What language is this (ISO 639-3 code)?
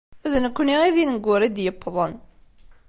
kab